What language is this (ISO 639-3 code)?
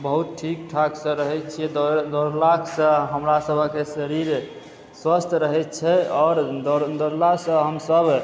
mai